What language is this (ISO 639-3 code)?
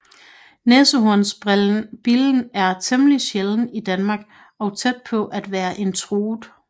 dan